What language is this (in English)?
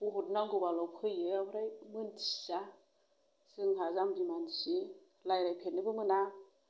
Bodo